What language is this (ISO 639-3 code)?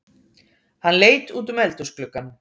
isl